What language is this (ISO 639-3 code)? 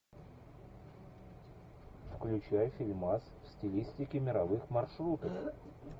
rus